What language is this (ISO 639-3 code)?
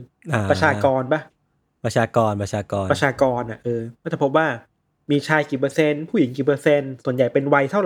tha